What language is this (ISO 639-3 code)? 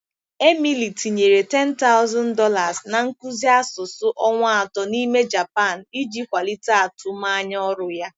ibo